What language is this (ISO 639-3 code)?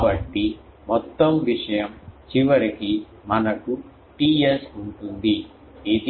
tel